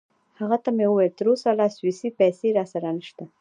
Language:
Pashto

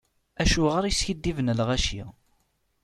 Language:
Kabyle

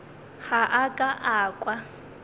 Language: Northern Sotho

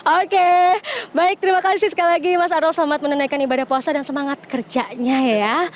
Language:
Indonesian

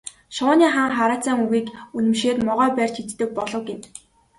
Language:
Mongolian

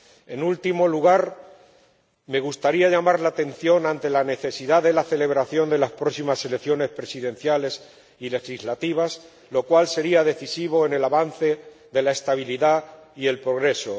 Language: Spanish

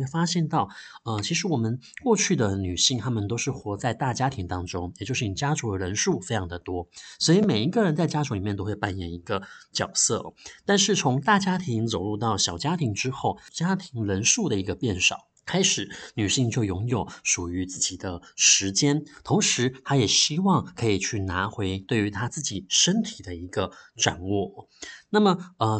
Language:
Chinese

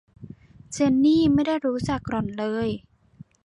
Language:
Thai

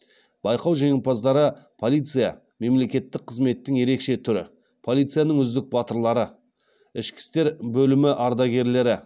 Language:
Kazakh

